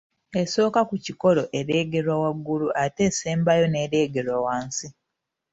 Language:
Ganda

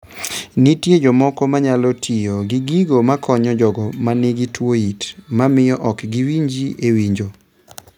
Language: Luo (Kenya and Tanzania)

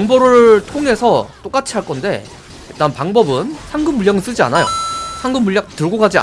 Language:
Korean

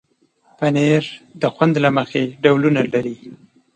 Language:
Pashto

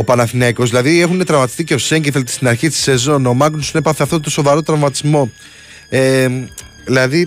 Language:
Greek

